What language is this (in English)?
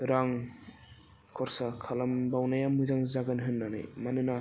Bodo